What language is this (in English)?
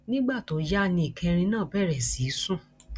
Yoruba